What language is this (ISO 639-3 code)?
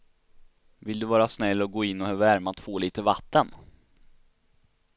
swe